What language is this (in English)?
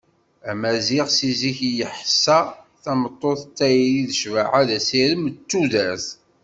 Kabyle